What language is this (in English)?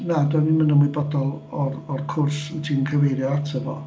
Welsh